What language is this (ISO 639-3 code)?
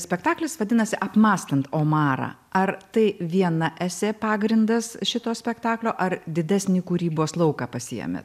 lit